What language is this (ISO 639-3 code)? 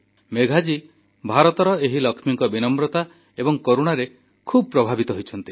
ori